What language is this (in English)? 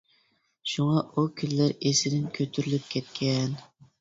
Uyghur